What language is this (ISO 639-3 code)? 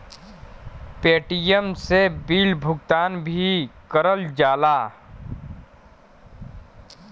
bho